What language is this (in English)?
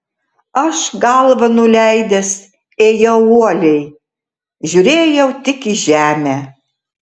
Lithuanian